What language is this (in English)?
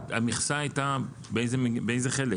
Hebrew